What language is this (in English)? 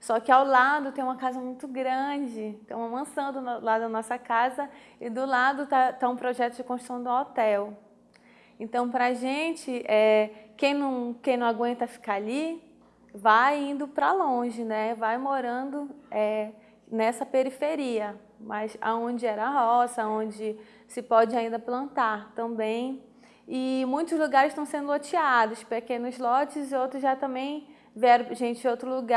Portuguese